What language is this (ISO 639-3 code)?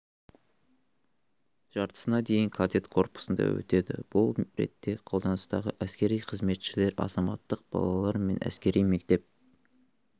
kaz